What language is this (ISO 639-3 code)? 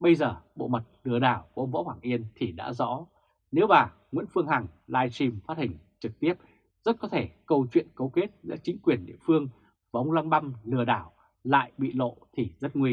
vie